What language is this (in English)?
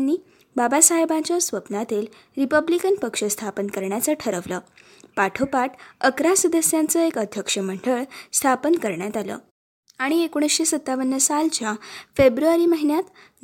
Marathi